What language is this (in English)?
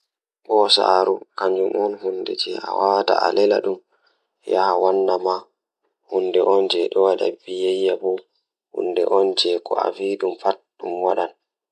Fula